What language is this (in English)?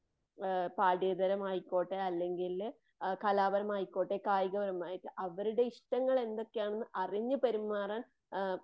Malayalam